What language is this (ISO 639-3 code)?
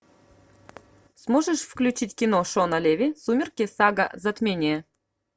rus